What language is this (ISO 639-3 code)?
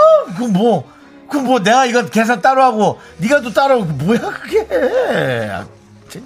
kor